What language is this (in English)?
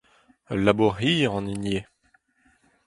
Breton